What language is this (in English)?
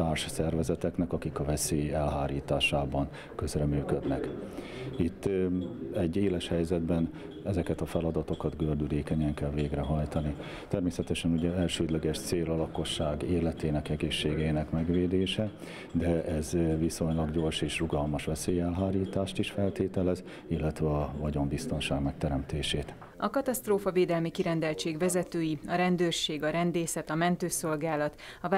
Hungarian